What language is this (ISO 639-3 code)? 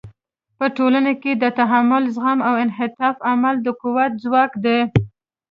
pus